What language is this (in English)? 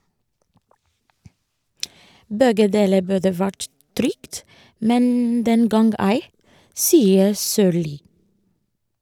Norwegian